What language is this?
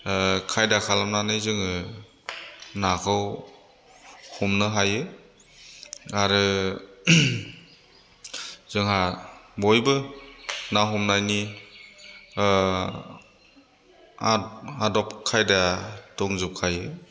Bodo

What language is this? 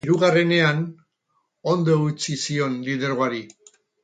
Basque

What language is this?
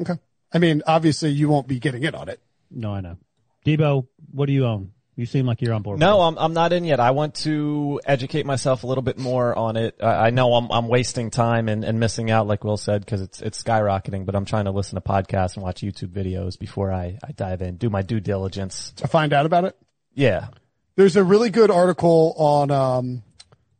English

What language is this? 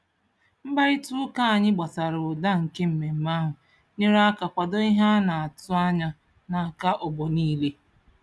Igbo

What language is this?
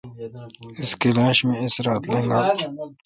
Kalkoti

